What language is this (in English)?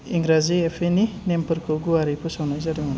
Bodo